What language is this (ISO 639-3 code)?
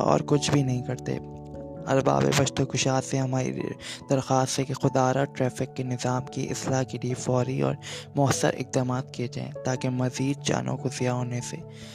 urd